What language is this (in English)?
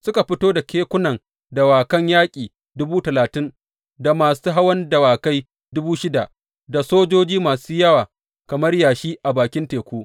Hausa